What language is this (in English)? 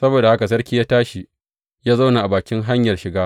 Hausa